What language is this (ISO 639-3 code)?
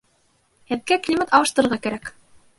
bak